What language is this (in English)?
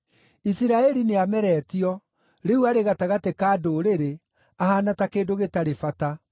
Kikuyu